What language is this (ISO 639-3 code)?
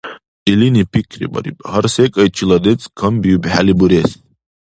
dar